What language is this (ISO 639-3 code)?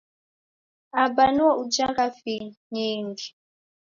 dav